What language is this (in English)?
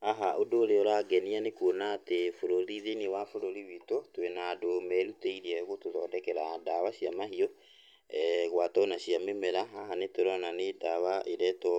Kikuyu